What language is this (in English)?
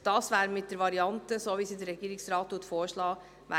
Swiss German